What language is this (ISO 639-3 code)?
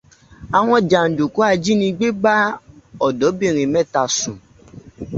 yor